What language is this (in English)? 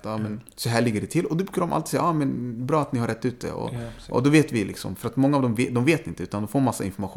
Swedish